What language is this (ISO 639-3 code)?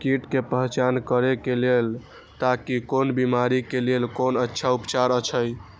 mai